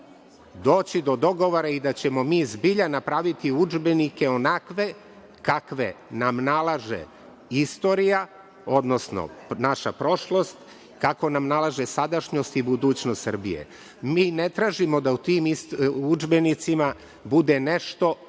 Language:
Serbian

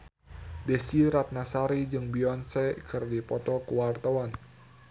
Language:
Sundanese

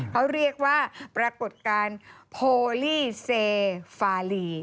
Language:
Thai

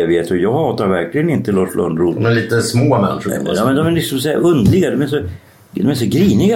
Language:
Swedish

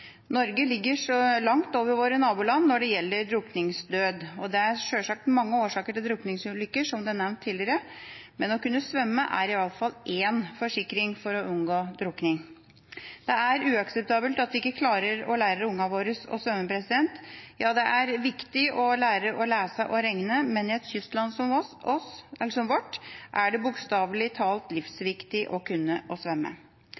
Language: Norwegian Bokmål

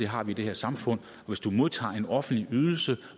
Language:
Danish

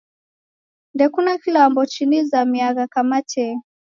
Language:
Taita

